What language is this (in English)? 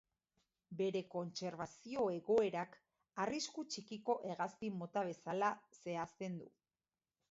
Basque